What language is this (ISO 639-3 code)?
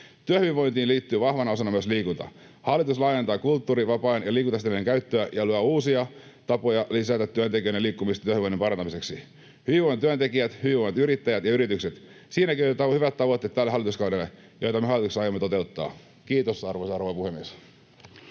fin